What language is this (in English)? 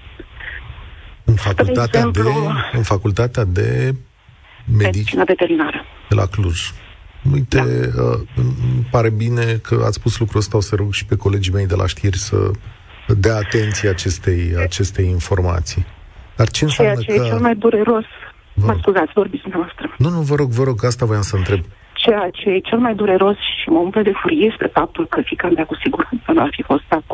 Romanian